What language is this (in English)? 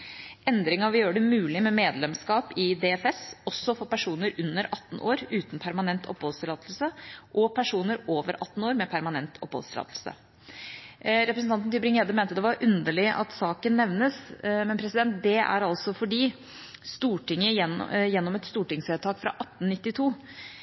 Norwegian Bokmål